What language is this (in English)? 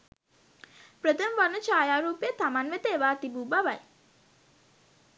Sinhala